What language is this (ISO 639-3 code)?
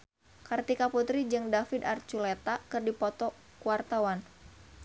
sun